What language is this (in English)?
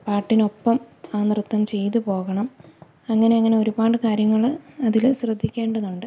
Malayalam